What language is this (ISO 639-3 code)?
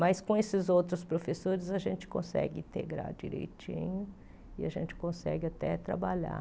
por